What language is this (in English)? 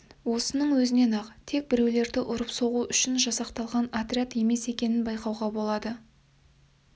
Kazakh